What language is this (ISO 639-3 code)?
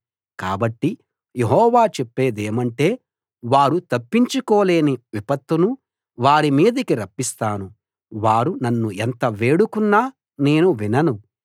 tel